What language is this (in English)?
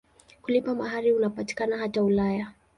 Swahili